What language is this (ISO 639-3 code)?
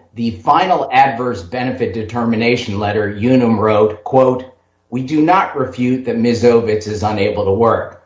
eng